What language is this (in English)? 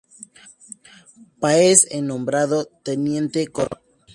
Spanish